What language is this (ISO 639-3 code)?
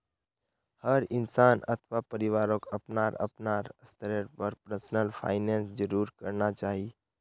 mag